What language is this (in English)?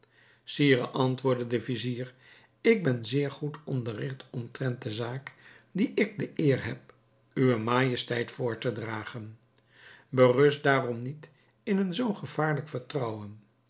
Dutch